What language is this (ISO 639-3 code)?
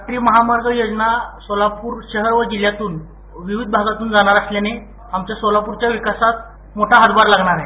mar